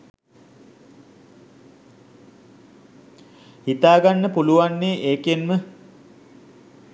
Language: Sinhala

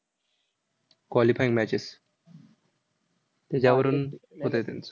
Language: Marathi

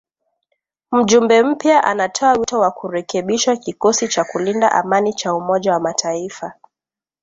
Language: Swahili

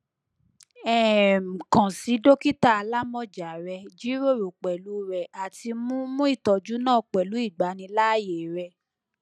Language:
Yoruba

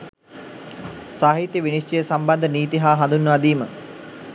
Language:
Sinhala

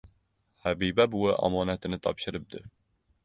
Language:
Uzbek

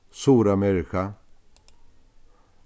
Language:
Faroese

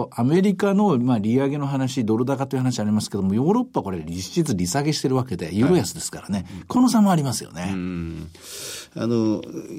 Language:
Japanese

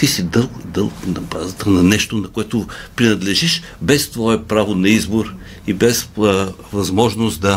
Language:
Bulgarian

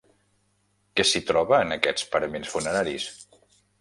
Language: Catalan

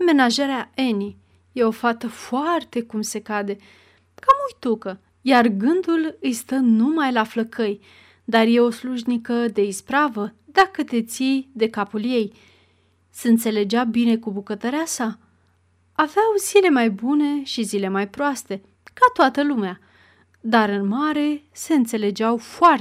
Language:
Romanian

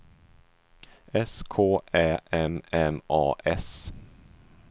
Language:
Swedish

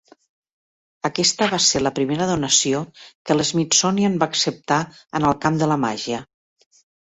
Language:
Catalan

